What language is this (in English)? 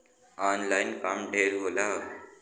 Bhojpuri